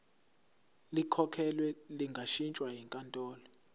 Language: Zulu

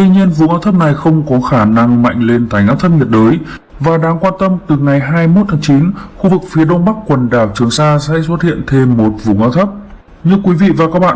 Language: Vietnamese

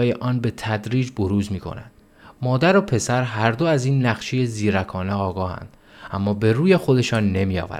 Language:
Persian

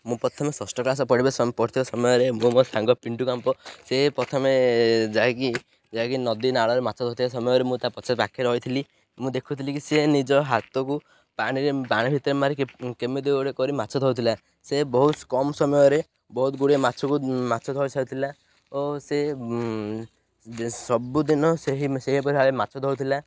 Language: Odia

